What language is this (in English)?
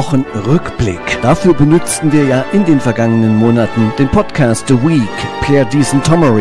German